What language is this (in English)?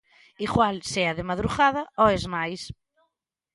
Galician